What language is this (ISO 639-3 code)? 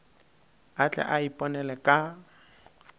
nso